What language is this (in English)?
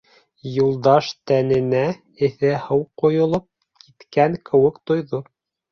Bashkir